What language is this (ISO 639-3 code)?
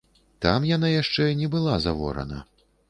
bel